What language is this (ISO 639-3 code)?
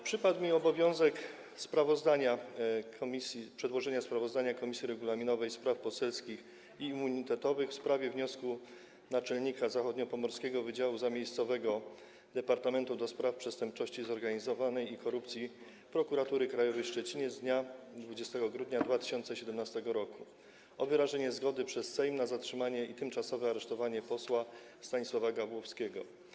pol